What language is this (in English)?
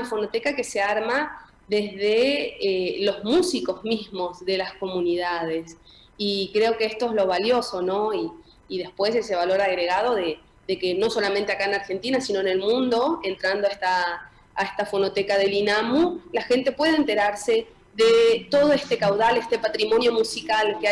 Spanish